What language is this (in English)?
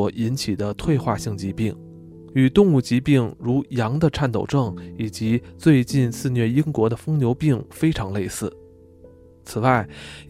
Chinese